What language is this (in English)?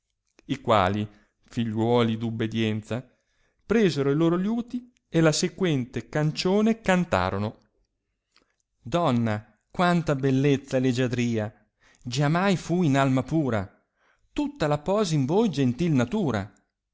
Italian